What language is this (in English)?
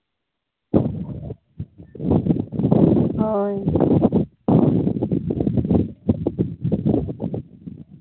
Santali